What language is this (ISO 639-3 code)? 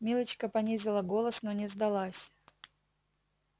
rus